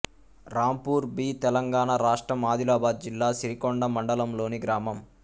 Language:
Telugu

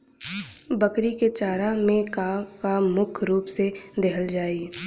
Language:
Bhojpuri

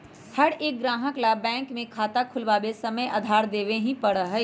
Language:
Magahi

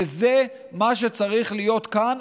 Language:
Hebrew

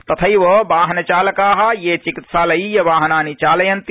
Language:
Sanskrit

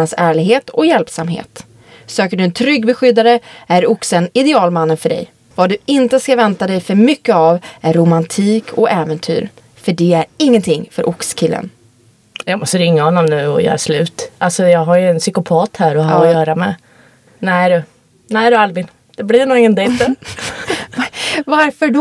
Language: Swedish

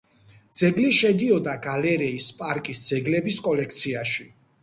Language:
Georgian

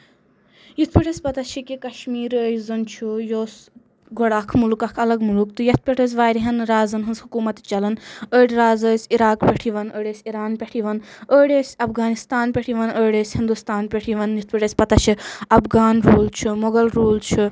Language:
Kashmiri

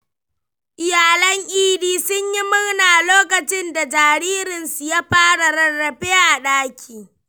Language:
Hausa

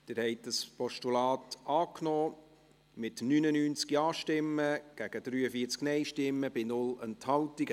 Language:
Swiss German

